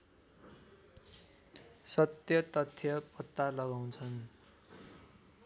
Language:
Nepali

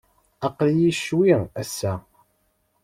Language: Kabyle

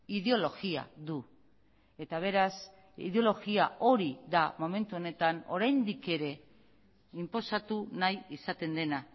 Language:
Basque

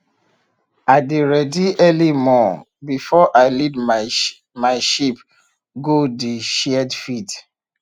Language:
Nigerian Pidgin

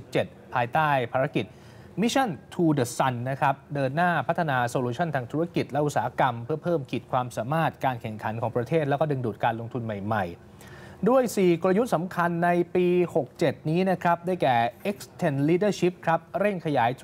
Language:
Thai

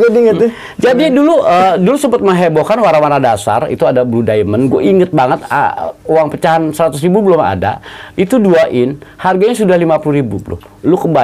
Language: Indonesian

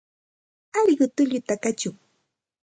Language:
Santa Ana de Tusi Pasco Quechua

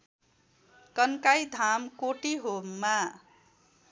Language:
Nepali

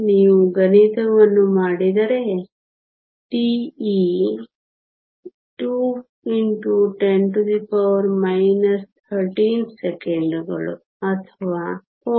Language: Kannada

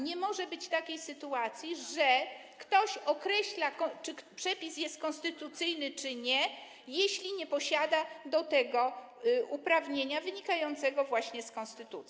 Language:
Polish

